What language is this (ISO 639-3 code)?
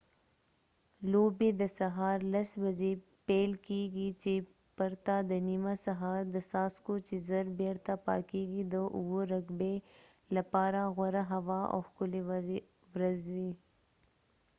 pus